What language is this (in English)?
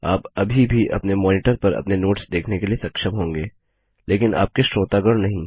Hindi